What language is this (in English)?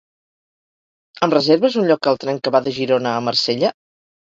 Catalan